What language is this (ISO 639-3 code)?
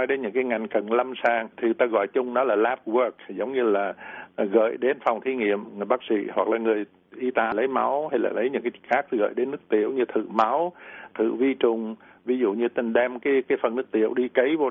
vie